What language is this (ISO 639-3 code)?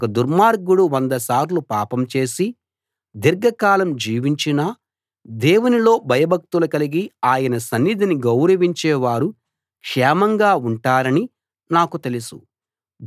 tel